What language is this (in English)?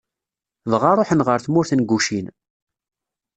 Kabyle